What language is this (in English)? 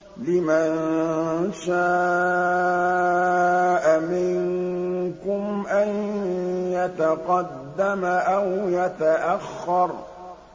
Arabic